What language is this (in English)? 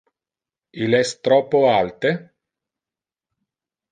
Interlingua